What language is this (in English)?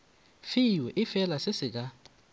Northern Sotho